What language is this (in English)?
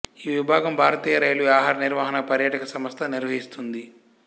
Telugu